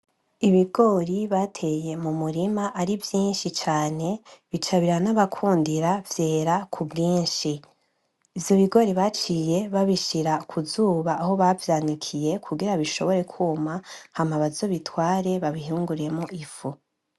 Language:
Rundi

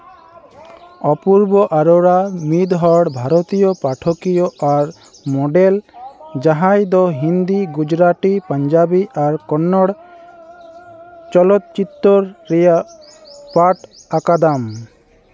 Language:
Santali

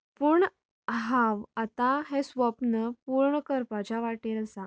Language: Konkani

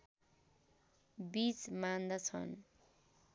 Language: Nepali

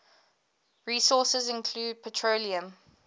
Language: English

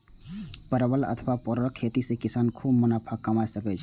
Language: Maithili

